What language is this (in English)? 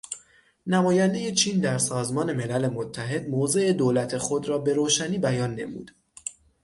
Persian